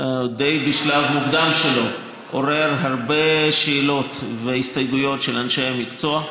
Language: Hebrew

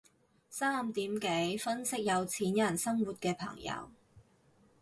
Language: Cantonese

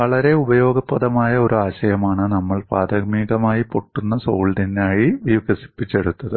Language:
Malayalam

